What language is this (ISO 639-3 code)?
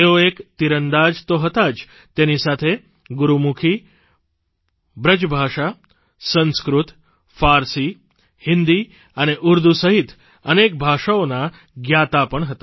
guj